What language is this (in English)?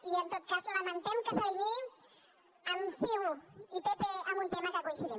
Catalan